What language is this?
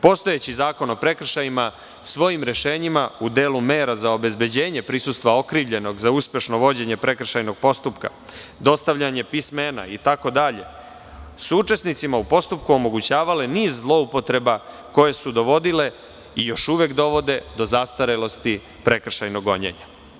Serbian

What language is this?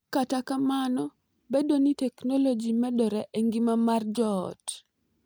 Luo (Kenya and Tanzania)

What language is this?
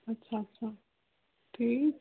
Kashmiri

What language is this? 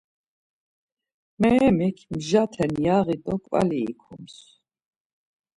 Laz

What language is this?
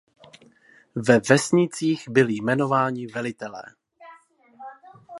Czech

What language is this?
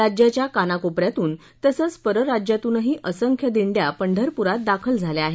Marathi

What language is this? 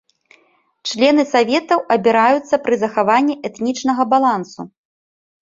Belarusian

